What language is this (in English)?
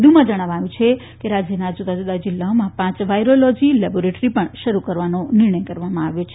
Gujarati